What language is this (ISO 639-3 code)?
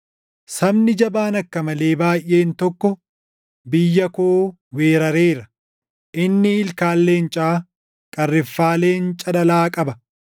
orm